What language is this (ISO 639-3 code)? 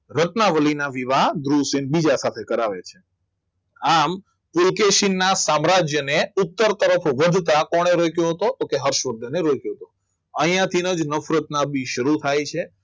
guj